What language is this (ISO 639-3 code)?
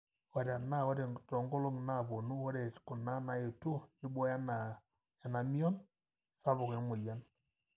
mas